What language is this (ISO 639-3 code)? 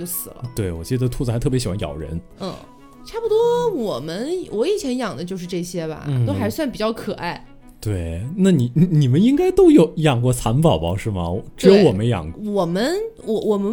zho